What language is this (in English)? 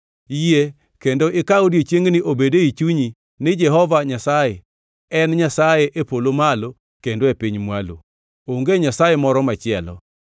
Luo (Kenya and Tanzania)